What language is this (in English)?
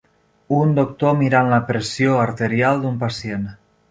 Catalan